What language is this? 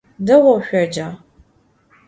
Adyghe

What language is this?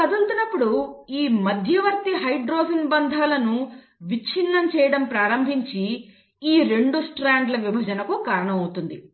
Telugu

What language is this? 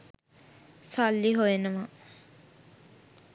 Sinhala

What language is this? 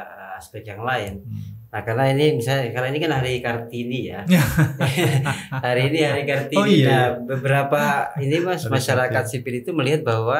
Indonesian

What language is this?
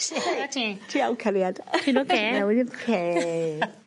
Welsh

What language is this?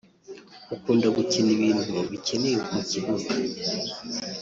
Kinyarwanda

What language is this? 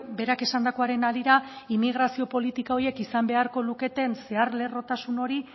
Basque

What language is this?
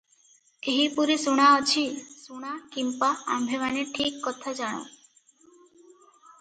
Odia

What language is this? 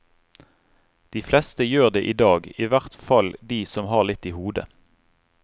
Norwegian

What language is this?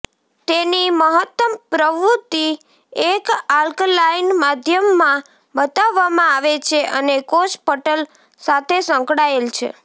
Gujarati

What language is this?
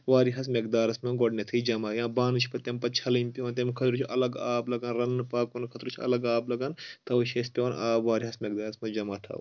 Kashmiri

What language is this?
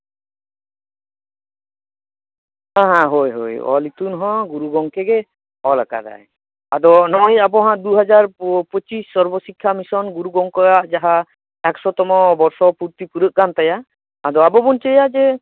Santali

